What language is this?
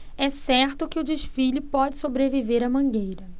Portuguese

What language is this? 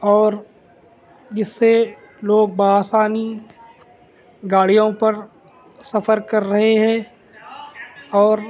Urdu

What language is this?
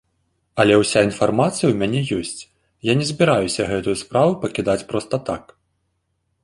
Belarusian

